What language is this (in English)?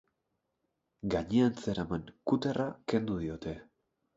Basque